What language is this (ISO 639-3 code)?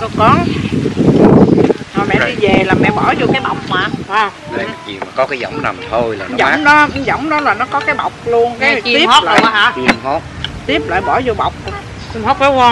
vie